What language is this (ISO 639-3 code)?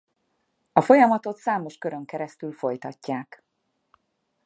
hun